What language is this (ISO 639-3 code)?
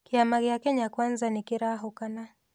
kik